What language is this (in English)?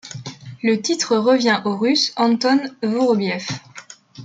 French